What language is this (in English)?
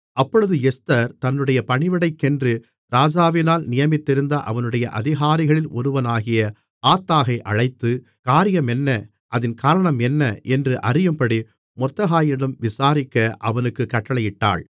Tamil